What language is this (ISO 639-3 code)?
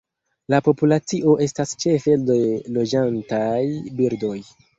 epo